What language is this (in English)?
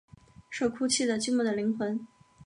Chinese